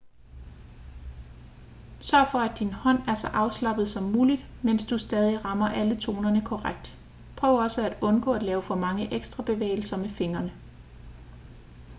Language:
Danish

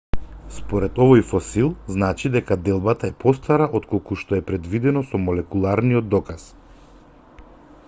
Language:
Macedonian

